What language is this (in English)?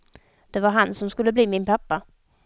Swedish